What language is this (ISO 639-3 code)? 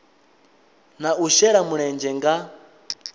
ven